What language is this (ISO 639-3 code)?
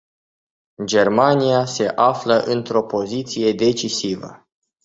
ron